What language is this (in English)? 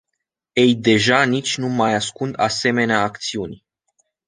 Romanian